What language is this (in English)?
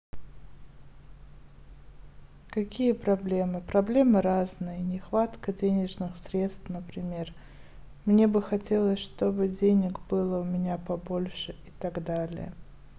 Russian